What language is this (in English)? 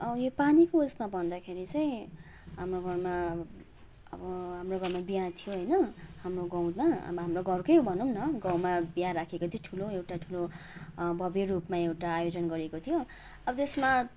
Nepali